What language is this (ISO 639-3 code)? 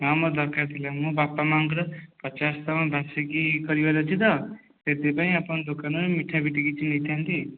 ori